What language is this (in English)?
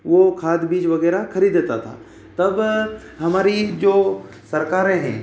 Hindi